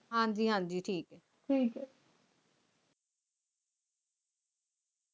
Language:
Punjabi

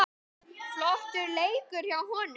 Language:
Icelandic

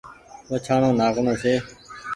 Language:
Goaria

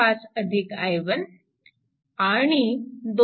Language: Marathi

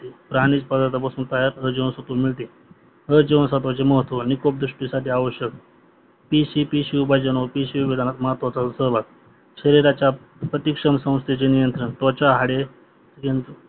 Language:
Marathi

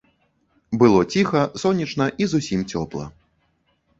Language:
Belarusian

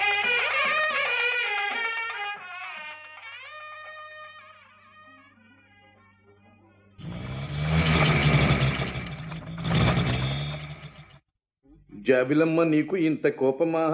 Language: Telugu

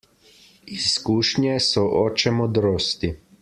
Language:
Slovenian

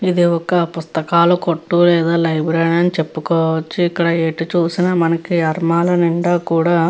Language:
Telugu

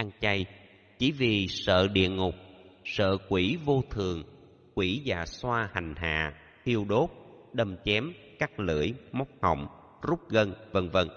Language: Vietnamese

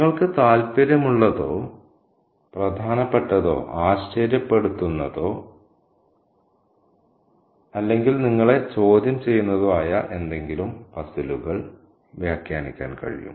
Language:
Malayalam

